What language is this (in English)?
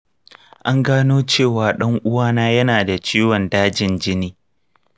Hausa